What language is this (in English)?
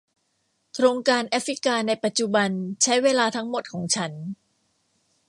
Thai